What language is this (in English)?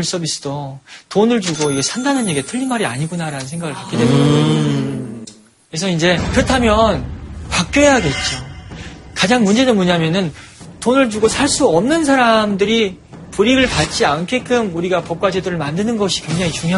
Korean